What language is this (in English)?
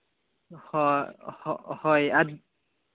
Santali